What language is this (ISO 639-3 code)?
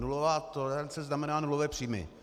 ces